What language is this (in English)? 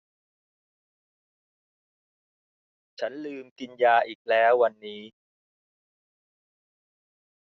Thai